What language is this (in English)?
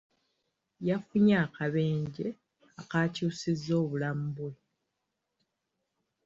Ganda